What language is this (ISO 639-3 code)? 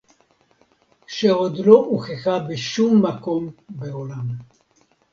heb